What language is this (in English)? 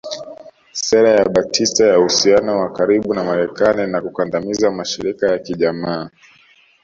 Swahili